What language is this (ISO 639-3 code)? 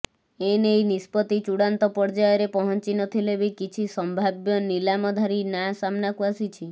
ori